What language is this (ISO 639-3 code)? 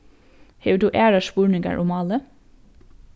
fao